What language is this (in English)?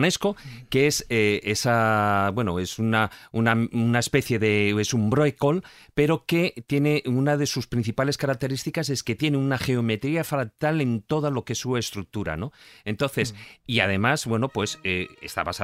Spanish